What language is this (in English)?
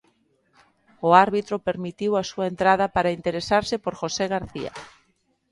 Galician